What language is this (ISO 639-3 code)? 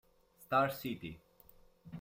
ita